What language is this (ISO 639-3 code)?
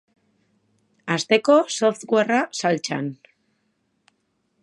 eus